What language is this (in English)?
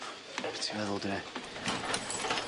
Welsh